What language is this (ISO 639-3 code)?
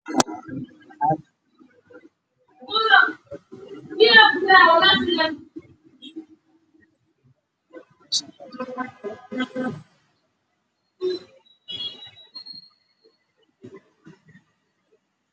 som